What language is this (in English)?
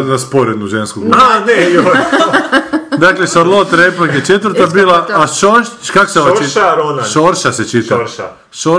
Croatian